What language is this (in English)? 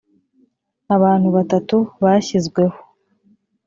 Kinyarwanda